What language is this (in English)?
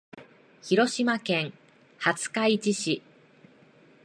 Japanese